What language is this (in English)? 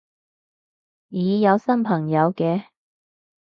Cantonese